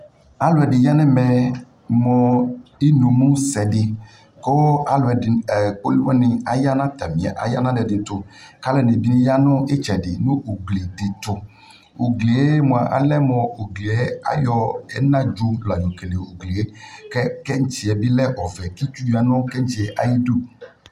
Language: Ikposo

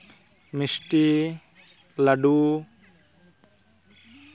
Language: Santali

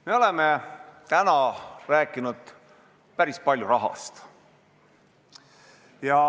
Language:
Estonian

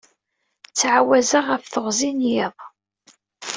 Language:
Kabyle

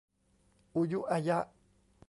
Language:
Thai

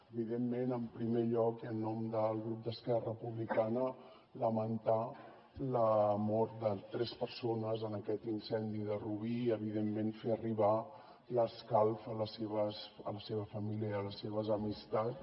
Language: Catalan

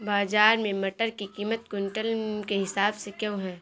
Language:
Hindi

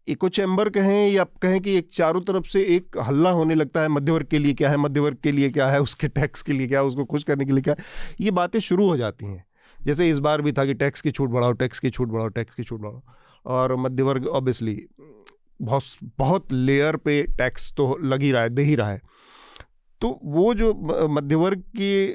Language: Hindi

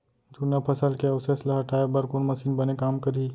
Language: Chhattisgarhi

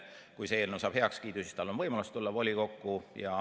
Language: Estonian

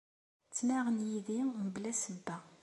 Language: Kabyle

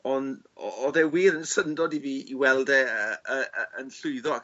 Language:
Welsh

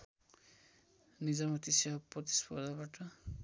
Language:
Nepali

